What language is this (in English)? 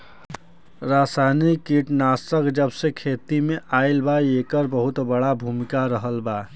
Bhojpuri